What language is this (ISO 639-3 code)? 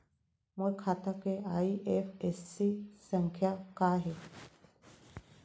hne